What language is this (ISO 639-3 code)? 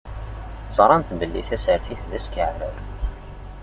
kab